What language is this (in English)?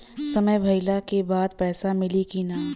Bhojpuri